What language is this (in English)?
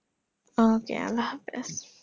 Bangla